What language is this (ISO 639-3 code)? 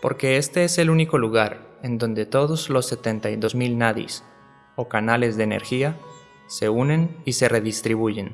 spa